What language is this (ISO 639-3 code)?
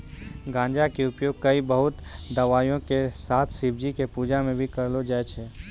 mai